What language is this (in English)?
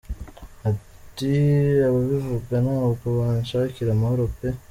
Kinyarwanda